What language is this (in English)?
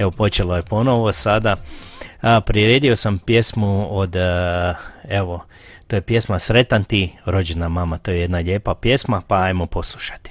Croatian